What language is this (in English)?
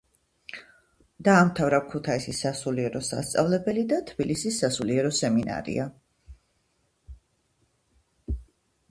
Georgian